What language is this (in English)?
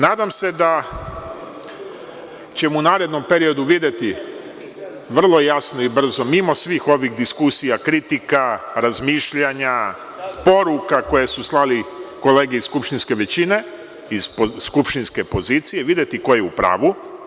Serbian